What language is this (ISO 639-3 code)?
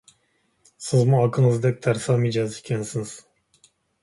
uig